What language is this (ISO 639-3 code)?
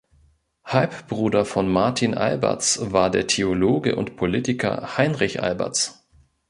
deu